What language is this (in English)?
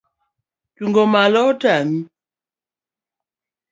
Luo (Kenya and Tanzania)